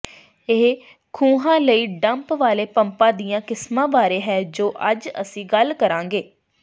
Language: Punjabi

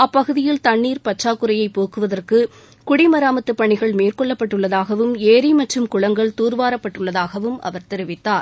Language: Tamil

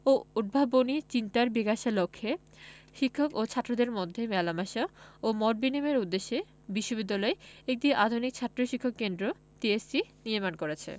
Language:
Bangla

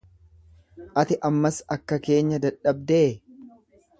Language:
Oromo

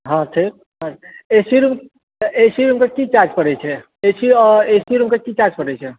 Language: Maithili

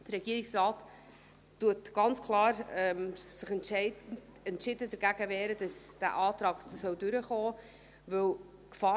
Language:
Swiss German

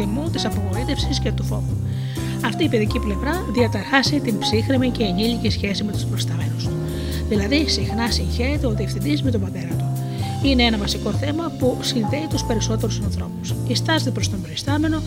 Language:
Greek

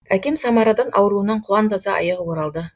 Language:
Kazakh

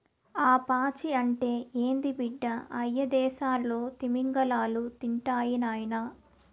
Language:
Telugu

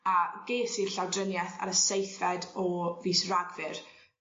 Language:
Welsh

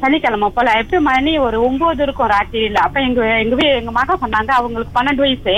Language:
Tamil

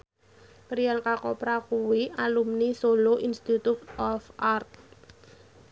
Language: Javanese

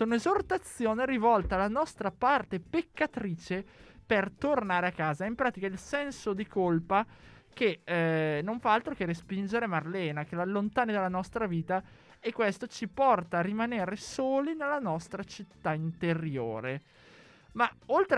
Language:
Italian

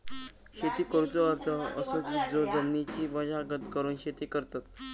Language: Marathi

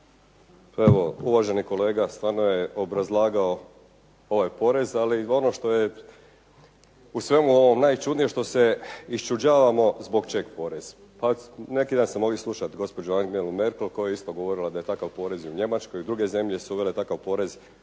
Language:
Croatian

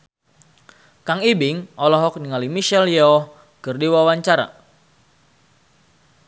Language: Sundanese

